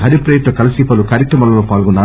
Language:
Telugu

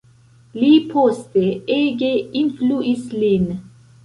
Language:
Esperanto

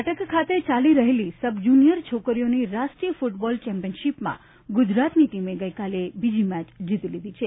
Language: Gujarati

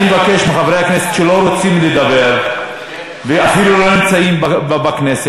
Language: Hebrew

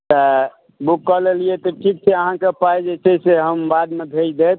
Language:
Maithili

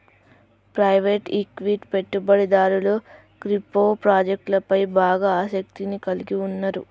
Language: Telugu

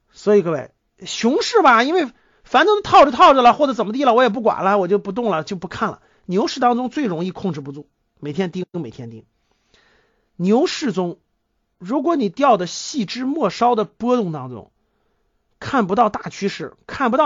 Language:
Chinese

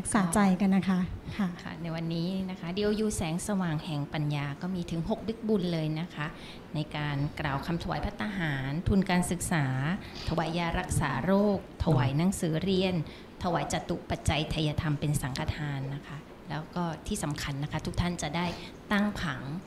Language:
Thai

